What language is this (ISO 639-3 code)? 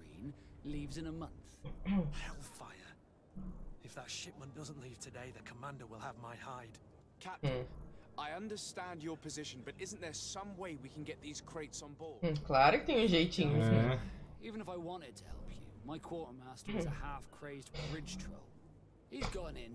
por